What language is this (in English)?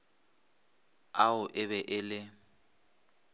Northern Sotho